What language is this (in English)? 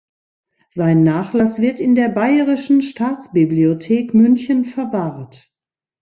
German